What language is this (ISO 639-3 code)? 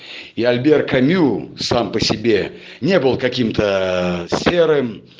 rus